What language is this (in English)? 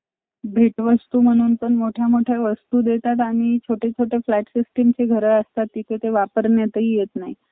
Marathi